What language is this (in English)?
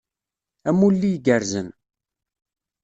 Kabyle